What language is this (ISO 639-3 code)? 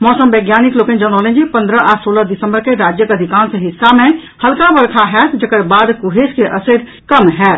mai